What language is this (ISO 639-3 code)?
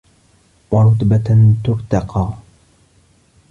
ara